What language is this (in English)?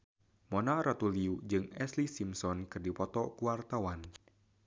Sundanese